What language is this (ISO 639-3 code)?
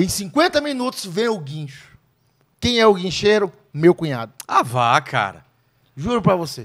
por